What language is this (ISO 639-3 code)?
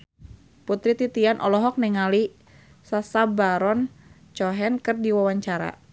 sun